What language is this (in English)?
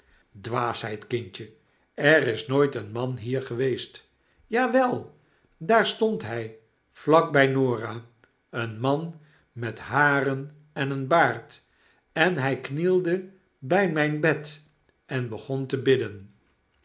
Dutch